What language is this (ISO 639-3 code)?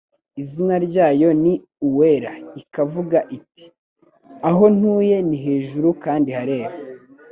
kin